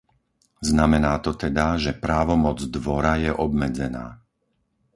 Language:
Slovak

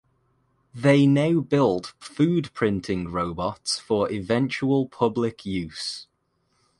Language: English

